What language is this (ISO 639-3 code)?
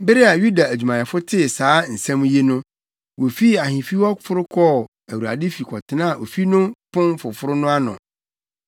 aka